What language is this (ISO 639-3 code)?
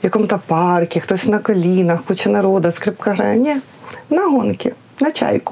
ukr